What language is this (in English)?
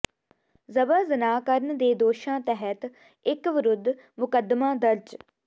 Punjabi